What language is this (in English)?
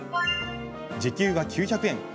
Japanese